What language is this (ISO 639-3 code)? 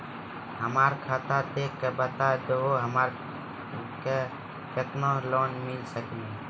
mai